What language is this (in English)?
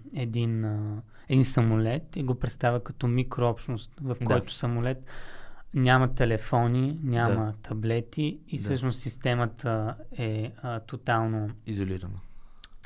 Bulgarian